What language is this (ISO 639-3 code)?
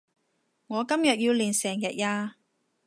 yue